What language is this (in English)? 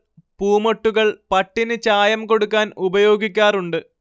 Malayalam